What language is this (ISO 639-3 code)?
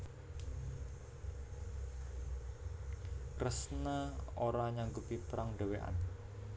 jav